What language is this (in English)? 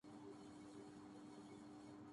Urdu